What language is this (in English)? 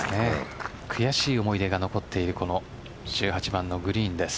Japanese